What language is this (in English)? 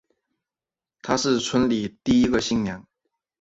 Chinese